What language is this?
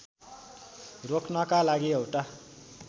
Nepali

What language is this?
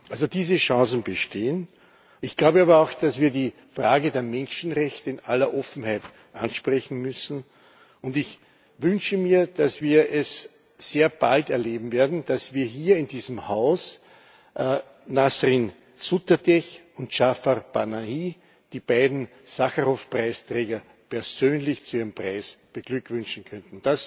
German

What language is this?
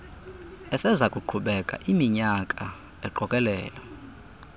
Xhosa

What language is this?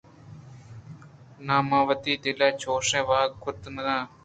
Eastern Balochi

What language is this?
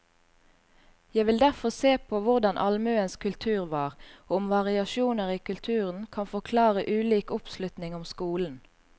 Norwegian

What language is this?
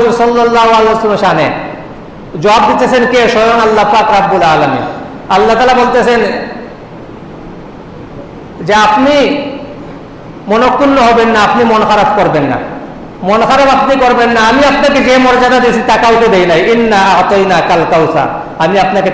Indonesian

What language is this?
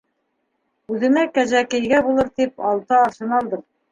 Bashkir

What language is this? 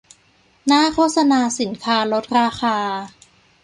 Thai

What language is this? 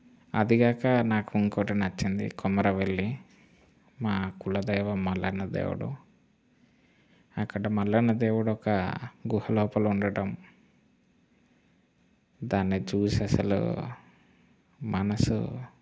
Telugu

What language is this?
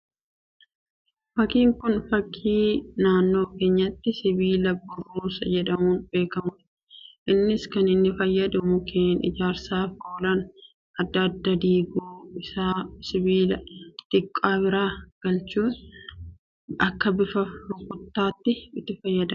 Oromo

